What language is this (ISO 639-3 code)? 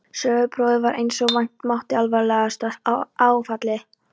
isl